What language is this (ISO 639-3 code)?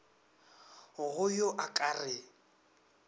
nso